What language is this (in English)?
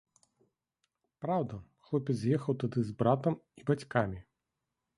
Belarusian